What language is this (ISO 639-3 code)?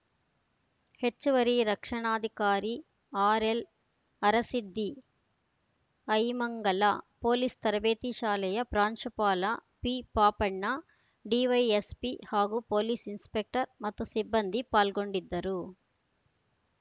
kan